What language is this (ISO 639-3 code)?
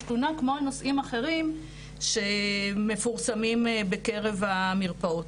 heb